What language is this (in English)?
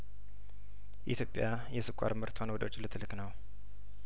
Amharic